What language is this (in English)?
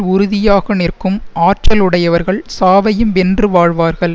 Tamil